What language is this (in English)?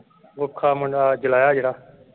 Punjabi